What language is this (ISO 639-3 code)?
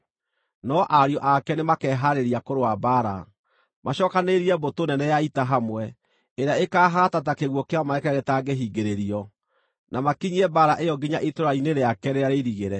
kik